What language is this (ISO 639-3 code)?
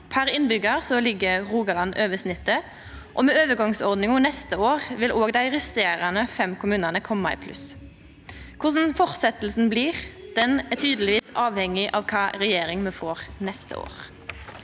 nor